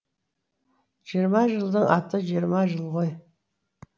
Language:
Kazakh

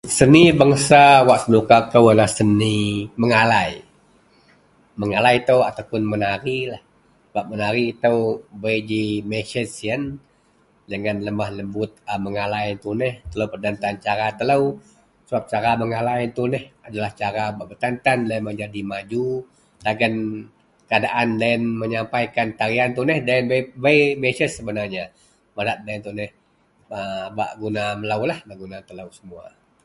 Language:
Central Melanau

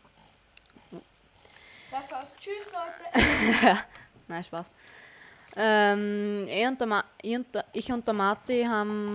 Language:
German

